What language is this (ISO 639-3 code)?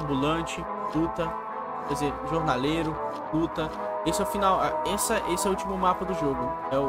por